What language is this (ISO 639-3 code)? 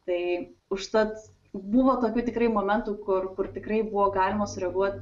lit